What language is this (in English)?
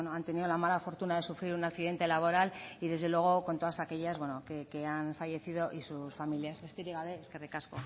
Spanish